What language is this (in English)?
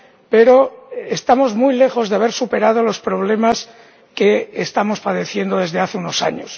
Spanish